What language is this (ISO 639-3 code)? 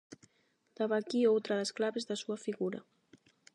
glg